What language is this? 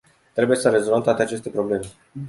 Romanian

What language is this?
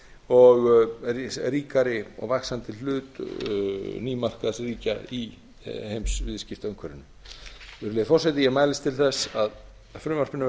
Icelandic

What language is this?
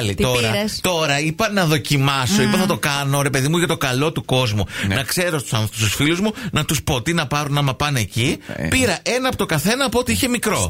Greek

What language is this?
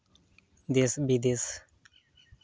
Santali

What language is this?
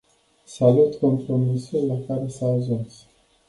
Romanian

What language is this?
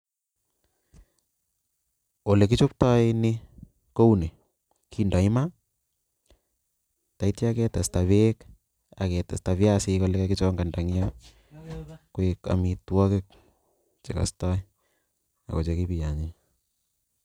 Kalenjin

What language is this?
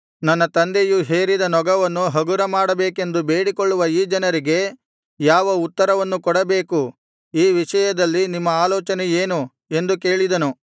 Kannada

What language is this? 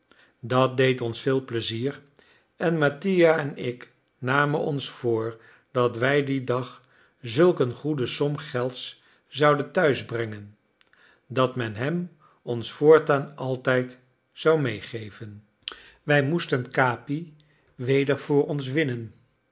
Dutch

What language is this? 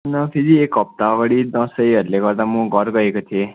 Nepali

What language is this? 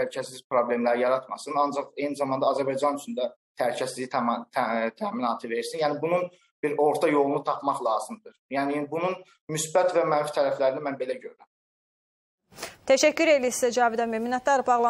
Turkish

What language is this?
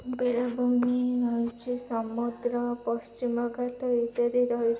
Odia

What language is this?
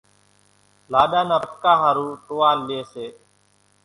Kachi Koli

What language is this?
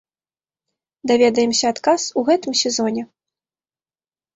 Belarusian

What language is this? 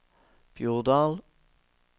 Norwegian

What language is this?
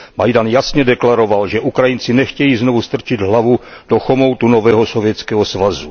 Czech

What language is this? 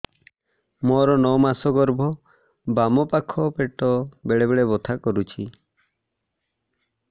Odia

